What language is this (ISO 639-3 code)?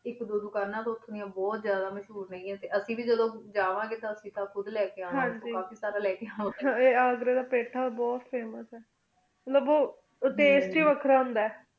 pan